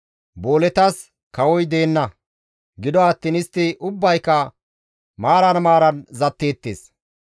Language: Gamo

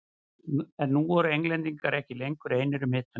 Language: Icelandic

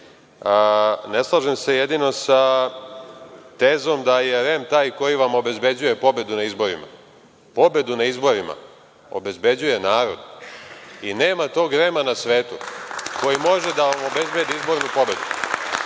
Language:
Serbian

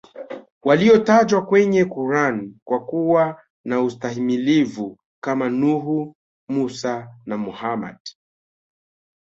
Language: Swahili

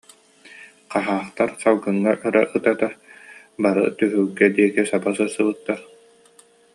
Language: Yakut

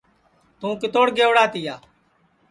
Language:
Sansi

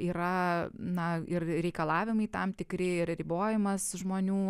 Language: Lithuanian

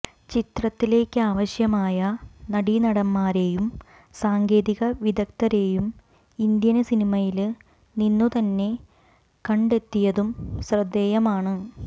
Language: Malayalam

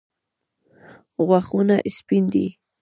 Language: Pashto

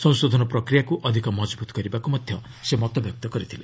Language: Odia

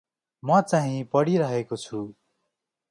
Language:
Nepali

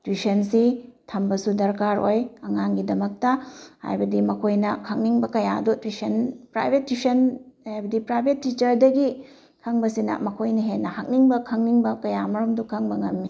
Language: Manipuri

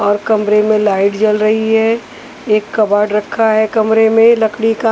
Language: Hindi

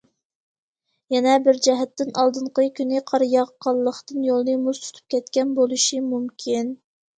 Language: Uyghur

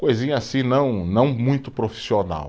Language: Portuguese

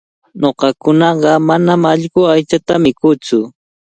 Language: Cajatambo North Lima Quechua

